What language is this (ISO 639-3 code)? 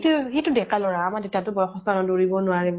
asm